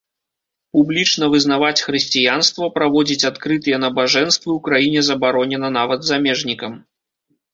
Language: Belarusian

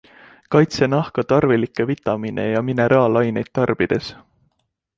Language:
Estonian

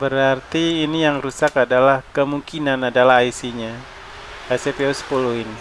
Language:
Indonesian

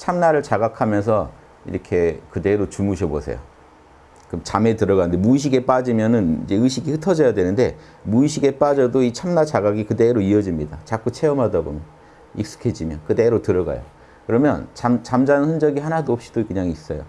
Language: Korean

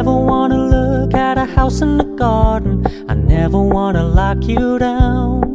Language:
Turkish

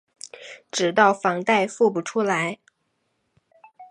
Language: Chinese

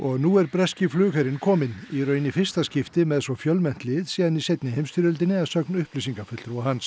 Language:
Icelandic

